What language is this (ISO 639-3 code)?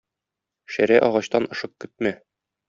tat